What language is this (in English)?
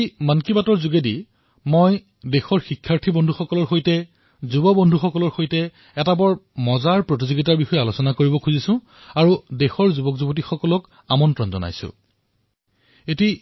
Assamese